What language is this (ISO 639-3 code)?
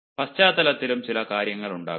mal